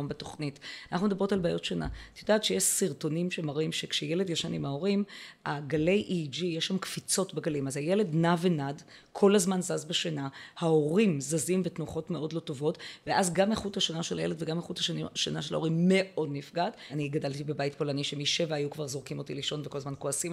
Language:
Hebrew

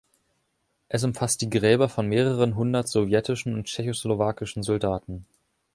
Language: German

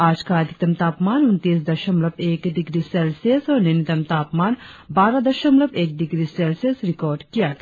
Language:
Hindi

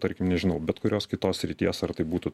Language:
Lithuanian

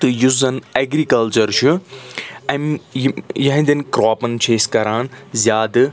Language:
Kashmiri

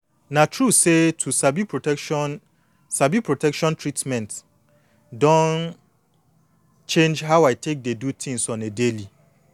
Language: Nigerian Pidgin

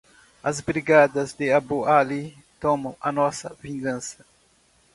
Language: Portuguese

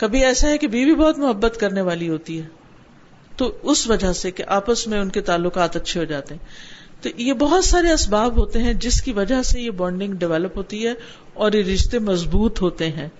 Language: Urdu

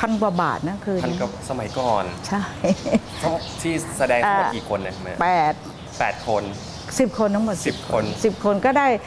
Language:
Thai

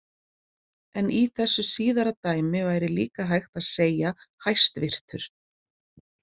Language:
Icelandic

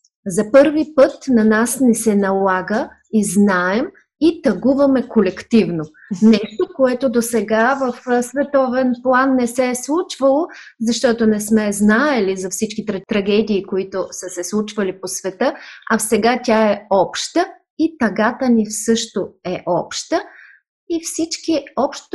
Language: Bulgarian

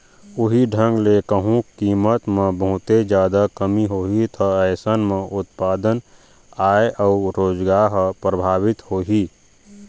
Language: Chhattisgarhi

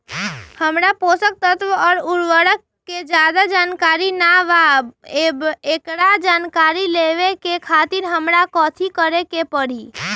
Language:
Magahi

